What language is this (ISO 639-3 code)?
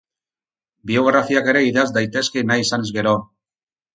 eus